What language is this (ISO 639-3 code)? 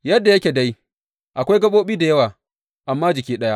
hau